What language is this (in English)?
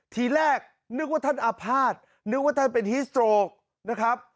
Thai